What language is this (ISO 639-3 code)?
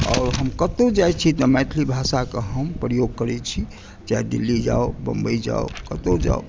mai